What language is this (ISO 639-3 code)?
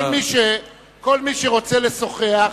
heb